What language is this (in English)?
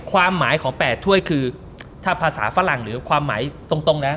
Thai